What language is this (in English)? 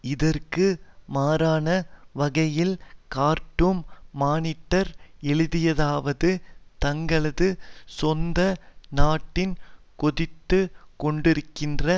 Tamil